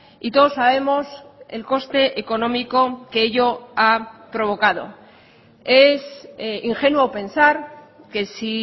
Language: Spanish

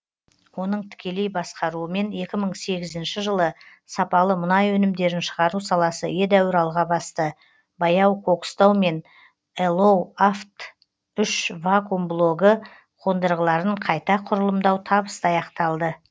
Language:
Kazakh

